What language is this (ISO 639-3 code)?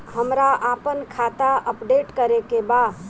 bho